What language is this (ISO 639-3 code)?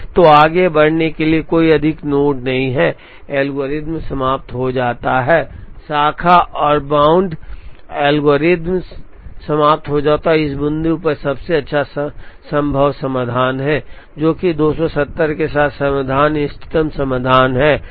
hin